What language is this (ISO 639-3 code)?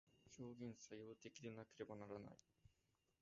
jpn